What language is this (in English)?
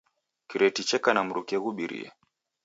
Taita